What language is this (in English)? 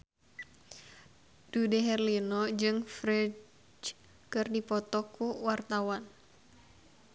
Sundanese